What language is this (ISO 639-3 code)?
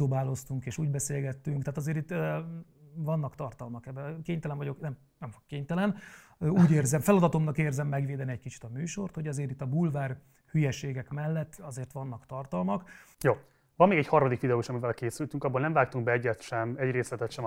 hun